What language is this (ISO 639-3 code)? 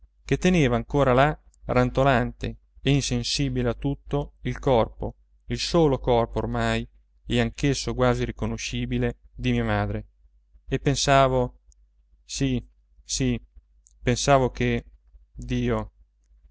ita